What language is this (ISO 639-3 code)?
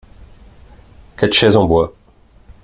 fra